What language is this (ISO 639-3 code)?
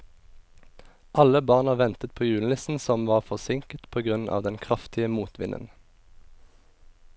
nor